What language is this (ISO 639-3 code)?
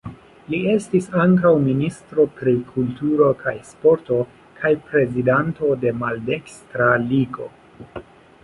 epo